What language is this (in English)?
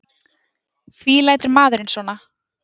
Icelandic